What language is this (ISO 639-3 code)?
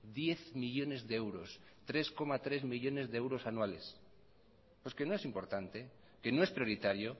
spa